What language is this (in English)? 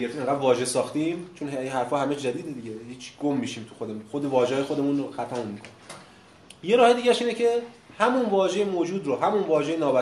Persian